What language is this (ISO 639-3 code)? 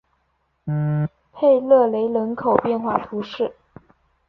zho